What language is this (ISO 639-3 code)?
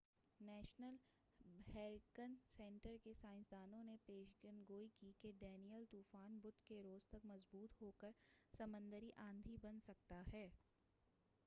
urd